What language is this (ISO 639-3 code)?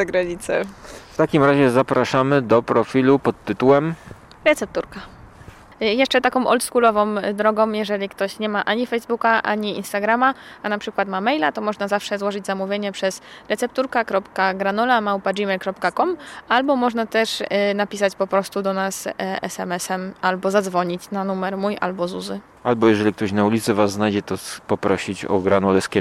pol